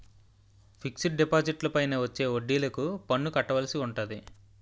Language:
Telugu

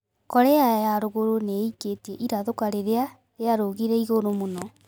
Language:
Kikuyu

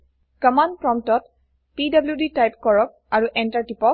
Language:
Assamese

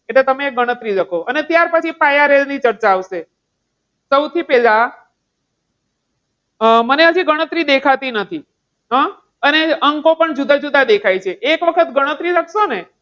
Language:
Gujarati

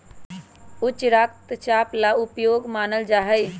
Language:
Magahi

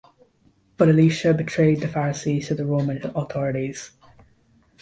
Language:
English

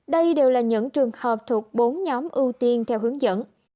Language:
Vietnamese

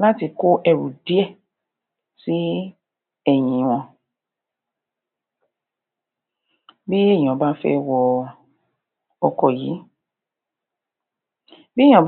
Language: Yoruba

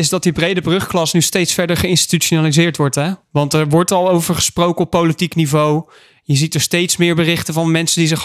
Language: Dutch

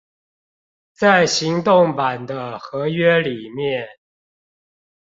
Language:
Chinese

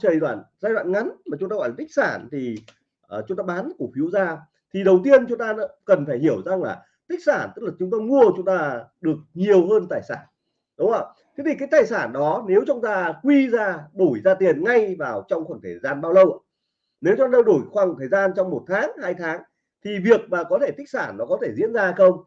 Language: Vietnamese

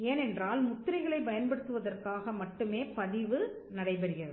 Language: Tamil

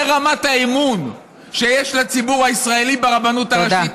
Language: Hebrew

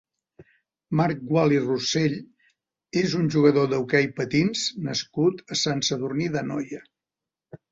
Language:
Catalan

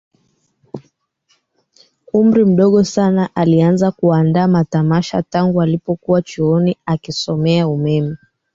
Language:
Swahili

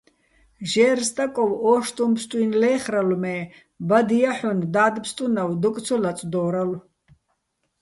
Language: Bats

